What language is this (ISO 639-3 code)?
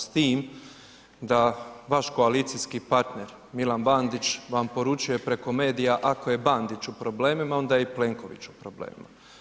hrv